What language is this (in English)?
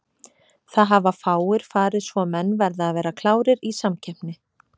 Icelandic